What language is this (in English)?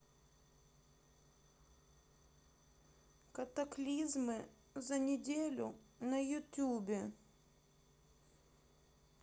Russian